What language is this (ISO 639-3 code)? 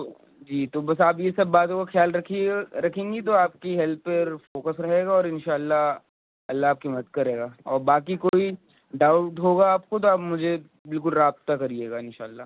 urd